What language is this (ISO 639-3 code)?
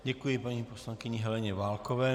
ces